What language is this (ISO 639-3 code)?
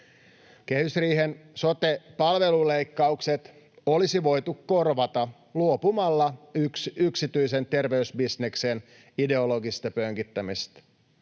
fin